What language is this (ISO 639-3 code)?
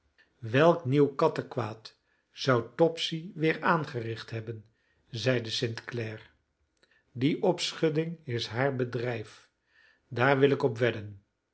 nld